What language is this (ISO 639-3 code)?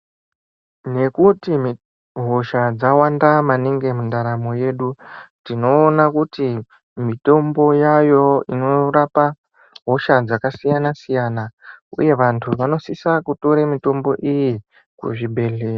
ndc